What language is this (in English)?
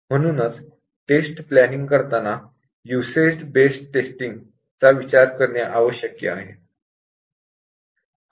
Marathi